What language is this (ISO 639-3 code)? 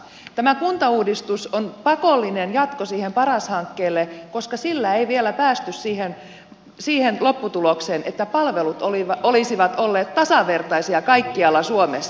fin